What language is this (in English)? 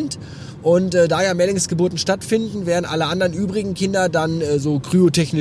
German